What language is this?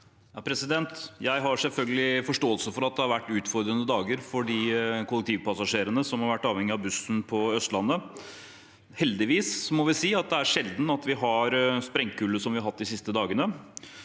Norwegian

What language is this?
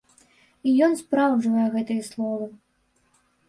Belarusian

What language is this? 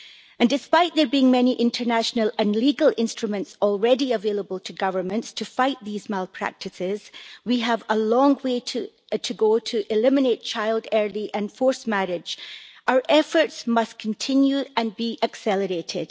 English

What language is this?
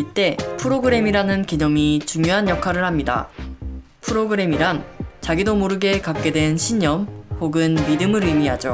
Korean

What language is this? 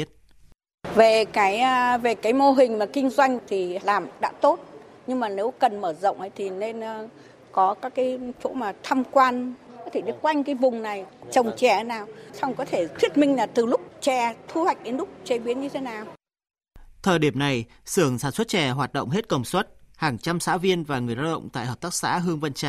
Vietnamese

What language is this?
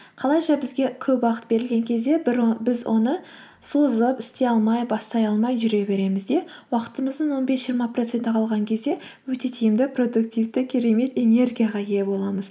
Kazakh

